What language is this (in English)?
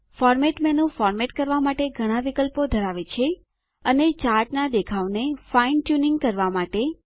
Gujarati